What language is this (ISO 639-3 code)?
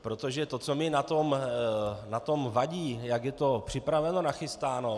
ces